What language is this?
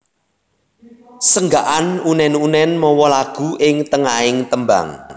Javanese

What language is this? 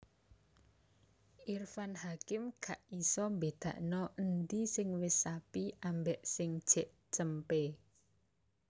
Javanese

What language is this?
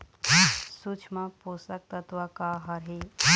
Chhattisgarhi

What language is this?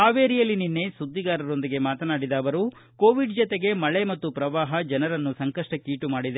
Kannada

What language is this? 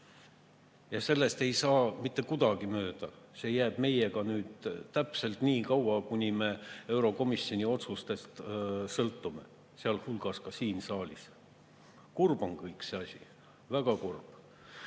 Estonian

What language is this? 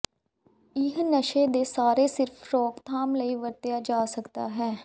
Punjabi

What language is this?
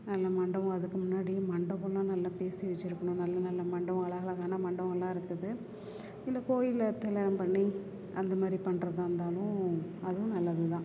Tamil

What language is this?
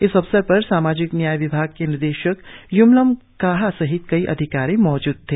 Hindi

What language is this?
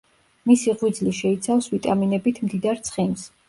Georgian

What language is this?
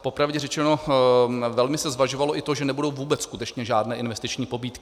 Czech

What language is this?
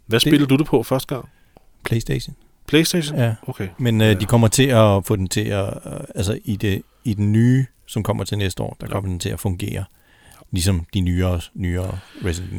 Danish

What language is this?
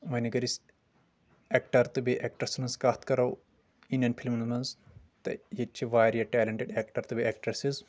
Kashmiri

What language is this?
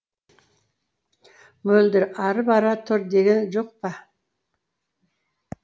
Kazakh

